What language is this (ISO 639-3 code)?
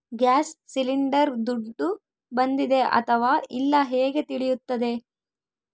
kan